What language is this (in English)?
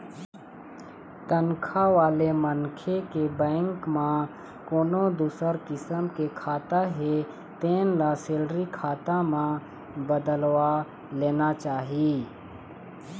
Chhattisgarhi